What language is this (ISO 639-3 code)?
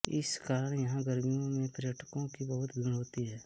hin